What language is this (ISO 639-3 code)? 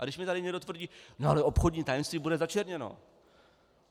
ces